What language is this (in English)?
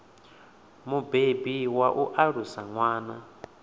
Venda